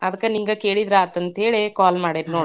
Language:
Kannada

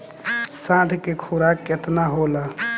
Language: Bhojpuri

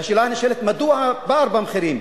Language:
Hebrew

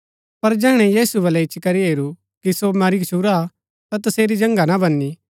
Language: Gaddi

